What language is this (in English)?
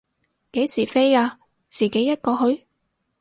Cantonese